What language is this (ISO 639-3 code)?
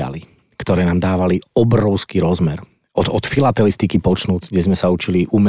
slk